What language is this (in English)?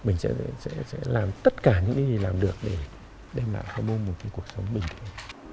Vietnamese